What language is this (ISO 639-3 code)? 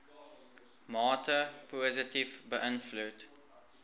afr